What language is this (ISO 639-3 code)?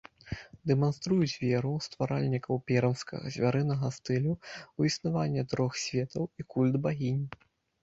bel